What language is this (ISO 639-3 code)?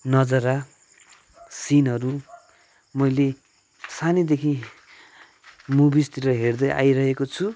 nep